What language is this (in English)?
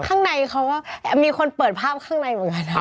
Thai